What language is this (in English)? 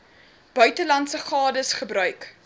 Afrikaans